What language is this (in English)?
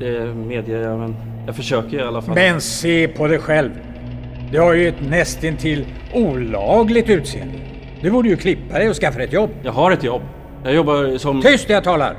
Swedish